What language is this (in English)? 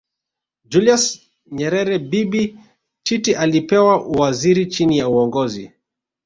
Swahili